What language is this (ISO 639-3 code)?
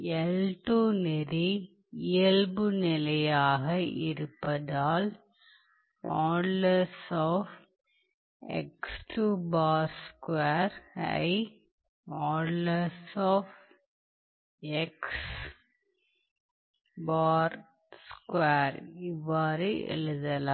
tam